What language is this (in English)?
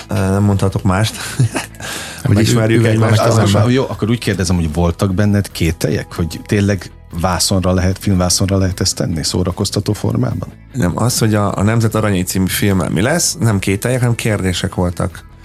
Hungarian